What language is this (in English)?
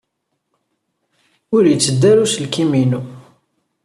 Kabyle